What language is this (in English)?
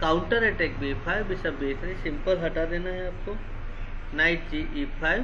Hindi